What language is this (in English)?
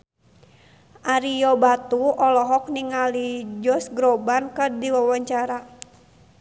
Sundanese